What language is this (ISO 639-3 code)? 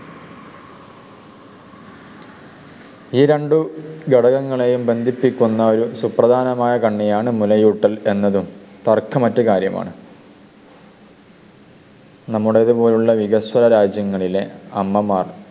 mal